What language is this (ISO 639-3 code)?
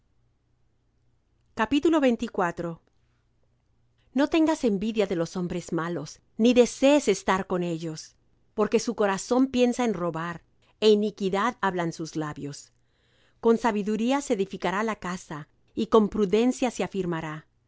spa